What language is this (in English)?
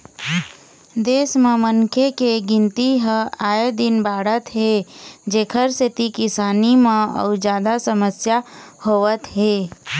Chhattisgarhi